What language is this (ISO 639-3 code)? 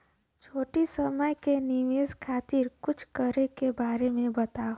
bho